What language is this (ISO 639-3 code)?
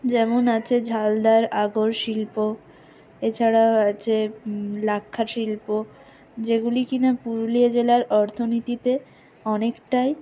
ben